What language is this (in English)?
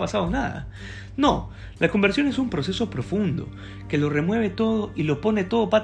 Spanish